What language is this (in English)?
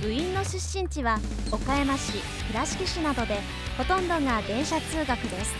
Japanese